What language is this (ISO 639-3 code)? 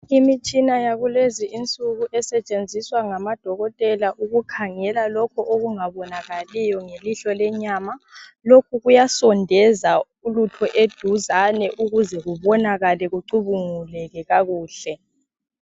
nde